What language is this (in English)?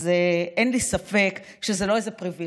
Hebrew